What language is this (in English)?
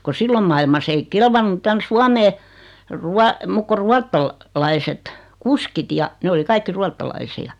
Finnish